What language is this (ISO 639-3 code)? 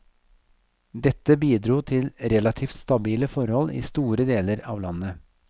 nor